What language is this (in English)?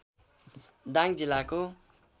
Nepali